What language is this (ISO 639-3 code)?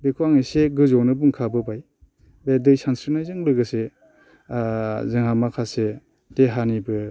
brx